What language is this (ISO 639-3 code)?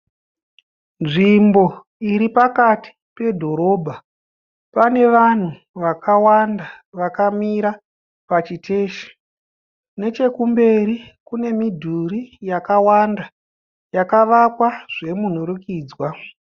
sna